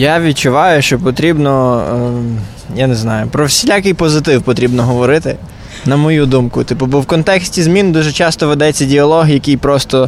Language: Ukrainian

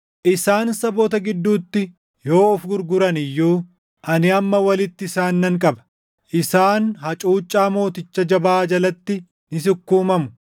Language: Oromo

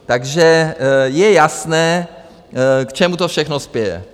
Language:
Czech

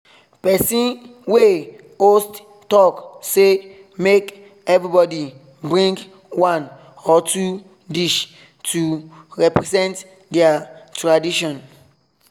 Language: Nigerian Pidgin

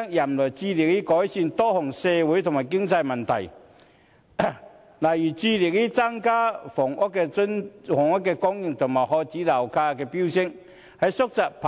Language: Cantonese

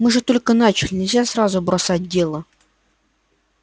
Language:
Russian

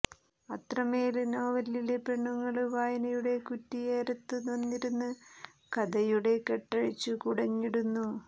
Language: Malayalam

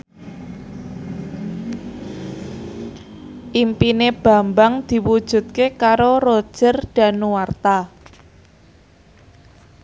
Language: Javanese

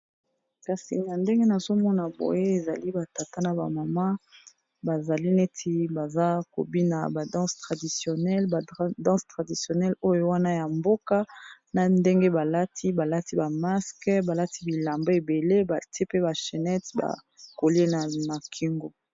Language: Lingala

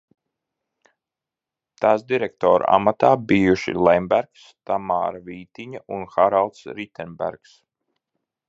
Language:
Latvian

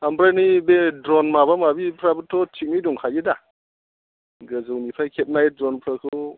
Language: Bodo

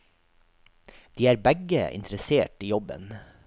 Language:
Norwegian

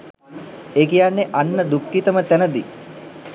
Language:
Sinhala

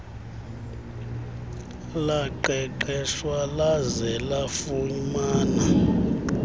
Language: Xhosa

